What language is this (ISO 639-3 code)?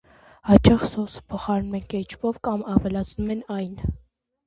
hye